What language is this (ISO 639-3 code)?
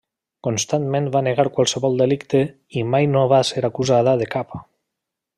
cat